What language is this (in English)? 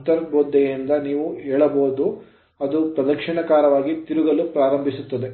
Kannada